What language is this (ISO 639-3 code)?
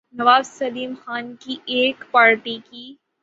urd